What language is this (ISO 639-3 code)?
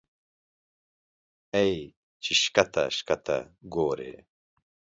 pus